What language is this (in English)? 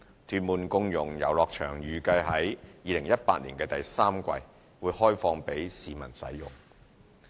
Cantonese